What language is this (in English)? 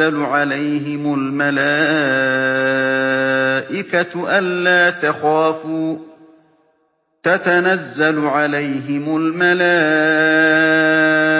Arabic